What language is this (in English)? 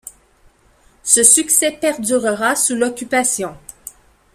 French